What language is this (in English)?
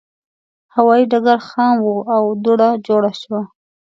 Pashto